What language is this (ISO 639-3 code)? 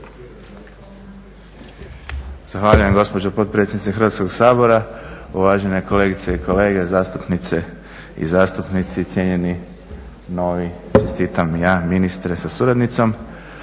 hrv